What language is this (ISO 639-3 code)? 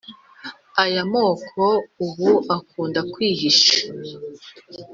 kin